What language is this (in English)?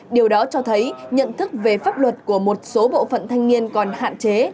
Vietnamese